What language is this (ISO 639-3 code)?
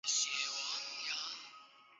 zho